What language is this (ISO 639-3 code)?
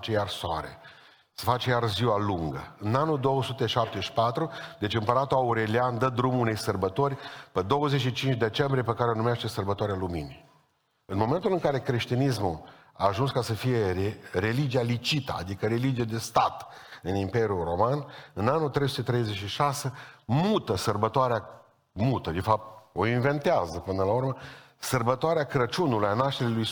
ron